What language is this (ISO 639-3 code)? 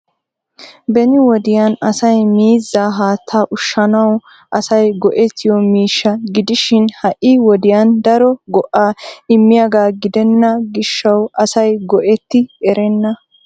wal